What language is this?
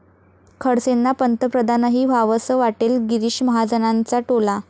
Marathi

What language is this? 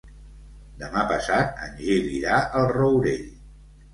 Catalan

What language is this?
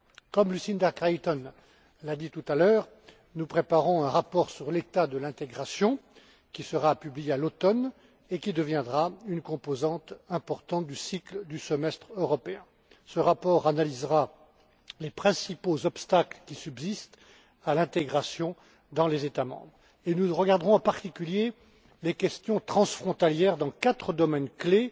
French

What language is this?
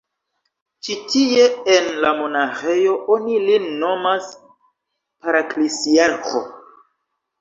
Esperanto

